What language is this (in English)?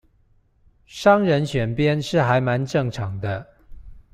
Chinese